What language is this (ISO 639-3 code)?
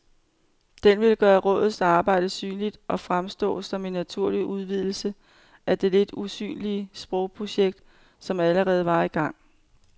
dan